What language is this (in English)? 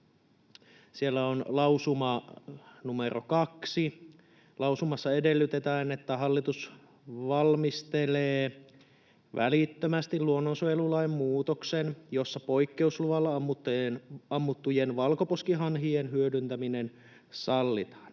Finnish